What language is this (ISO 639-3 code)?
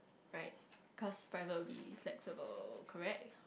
eng